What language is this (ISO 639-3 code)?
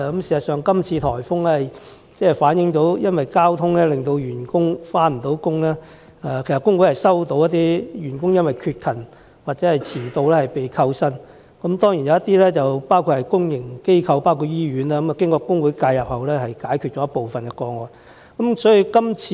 yue